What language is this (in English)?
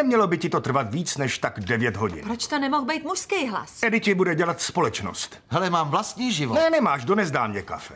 Czech